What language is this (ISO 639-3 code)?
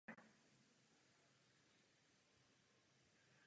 ces